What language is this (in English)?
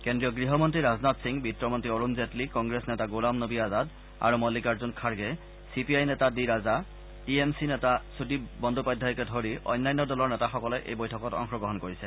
Assamese